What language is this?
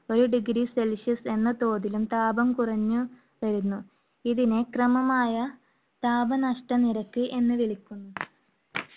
Malayalam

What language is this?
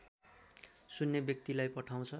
Nepali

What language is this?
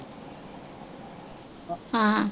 Punjabi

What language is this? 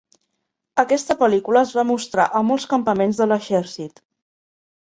Catalan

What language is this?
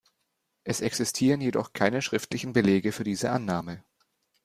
German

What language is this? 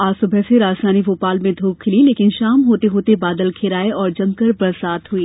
Hindi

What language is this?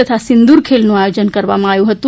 Gujarati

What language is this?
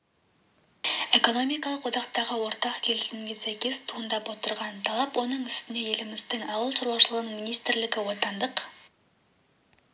Kazakh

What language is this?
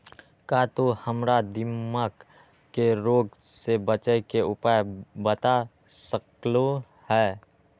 Magahi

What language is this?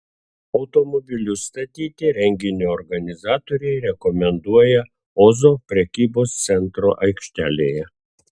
Lithuanian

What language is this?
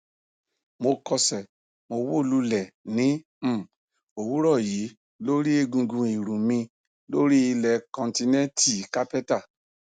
Yoruba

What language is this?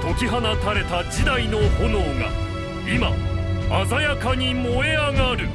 Japanese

